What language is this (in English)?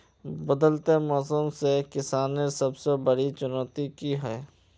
Magahi